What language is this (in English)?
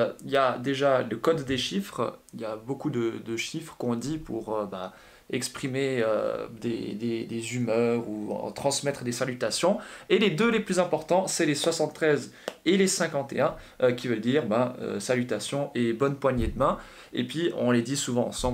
French